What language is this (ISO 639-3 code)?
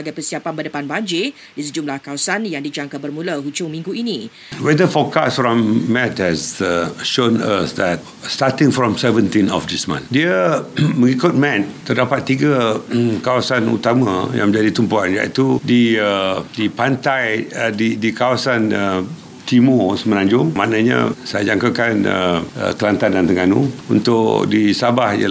msa